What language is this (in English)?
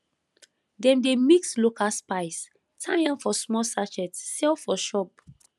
Nigerian Pidgin